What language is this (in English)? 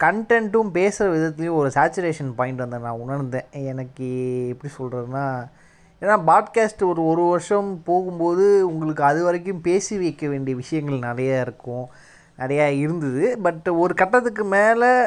Tamil